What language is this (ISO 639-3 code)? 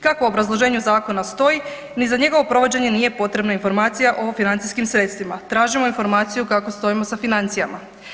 hrv